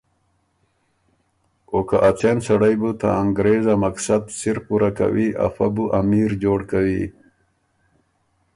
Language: Ormuri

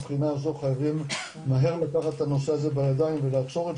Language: Hebrew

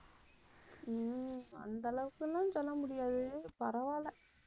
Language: Tamil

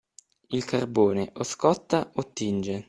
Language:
Italian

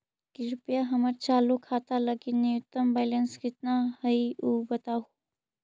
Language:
Magahi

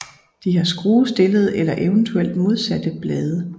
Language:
Danish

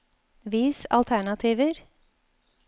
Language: Norwegian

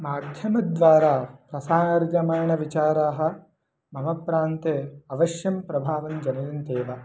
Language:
Sanskrit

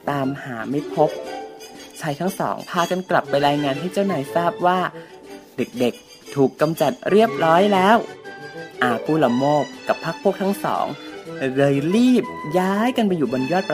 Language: Thai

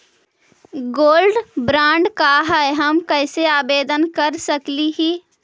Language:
Magahi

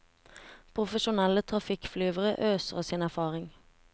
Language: Norwegian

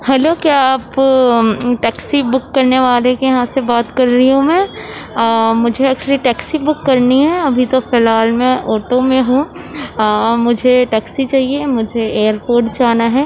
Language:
Urdu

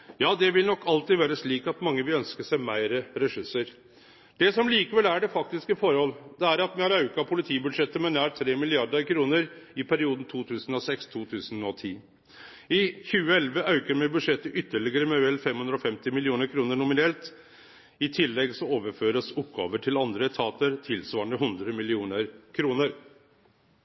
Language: Norwegian Nynorsk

